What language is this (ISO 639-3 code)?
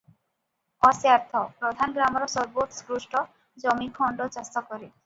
ori